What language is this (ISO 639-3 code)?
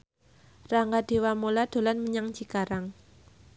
jav